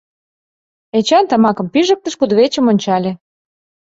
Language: Mari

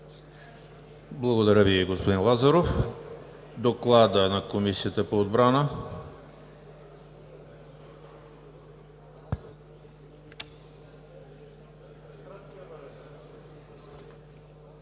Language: Bulgarian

